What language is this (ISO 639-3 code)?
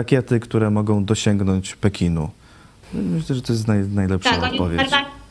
pol